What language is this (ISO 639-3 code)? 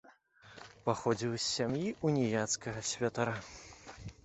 bel